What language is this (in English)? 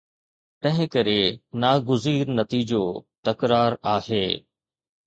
Sindhi